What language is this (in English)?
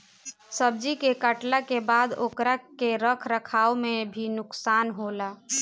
Bhojpuri